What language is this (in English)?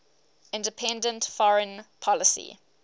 English